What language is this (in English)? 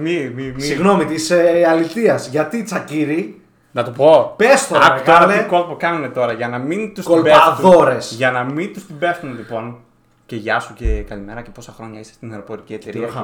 Greek